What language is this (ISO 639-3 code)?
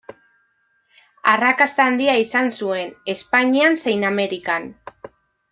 eus